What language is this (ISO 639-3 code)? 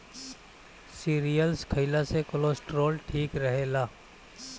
bho